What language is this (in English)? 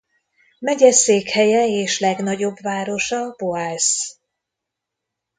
Hungarian